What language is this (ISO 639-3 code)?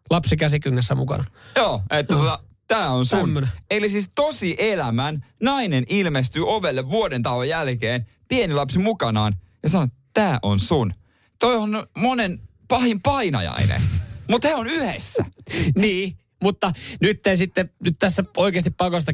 fin